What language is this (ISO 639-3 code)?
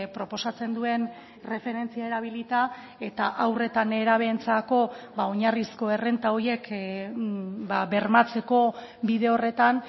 eus